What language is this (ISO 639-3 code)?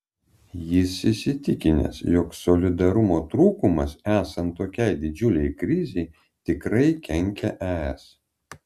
lit